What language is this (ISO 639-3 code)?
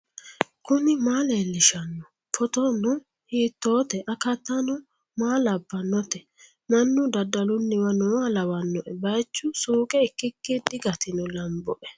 sid